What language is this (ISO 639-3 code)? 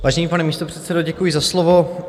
ces